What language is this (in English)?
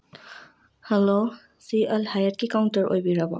Manipuri